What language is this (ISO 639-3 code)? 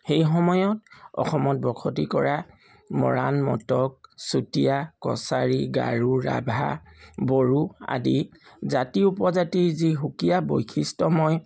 asm